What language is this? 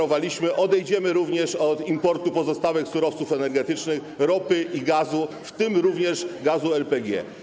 Polish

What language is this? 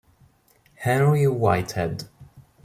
Italian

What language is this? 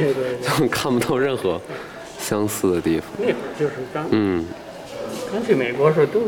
Chinese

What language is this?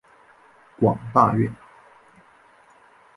Chinese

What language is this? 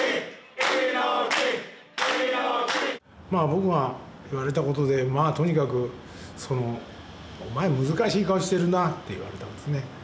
Japanese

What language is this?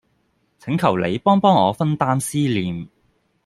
Cantonese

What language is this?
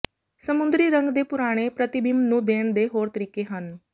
Punjabi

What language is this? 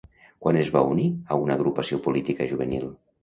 Catalan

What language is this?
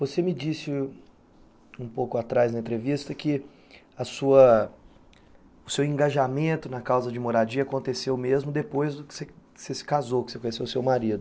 Portuguese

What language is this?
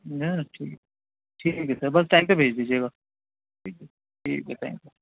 Urdu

